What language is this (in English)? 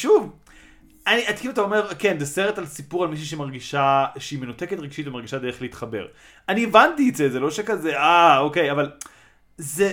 Hebrew